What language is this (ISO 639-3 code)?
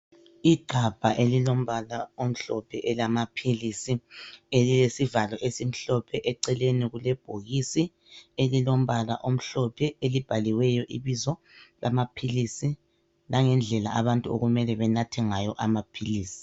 nde